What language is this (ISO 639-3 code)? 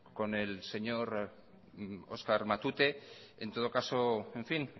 spa